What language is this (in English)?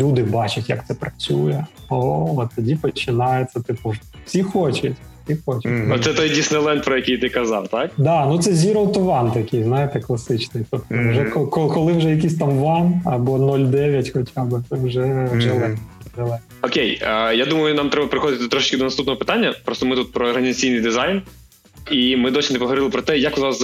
Ukrainian